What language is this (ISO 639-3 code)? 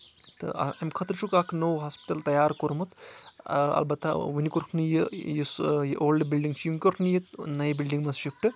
kas